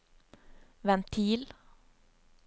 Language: Norwegian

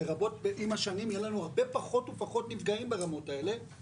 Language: Hebrew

